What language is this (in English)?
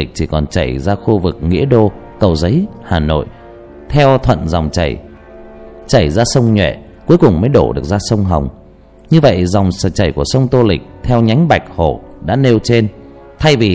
Vietnamese